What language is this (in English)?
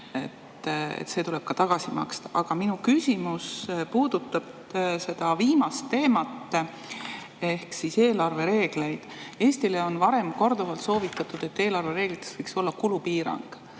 Estonian